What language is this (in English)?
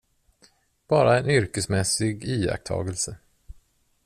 Swedish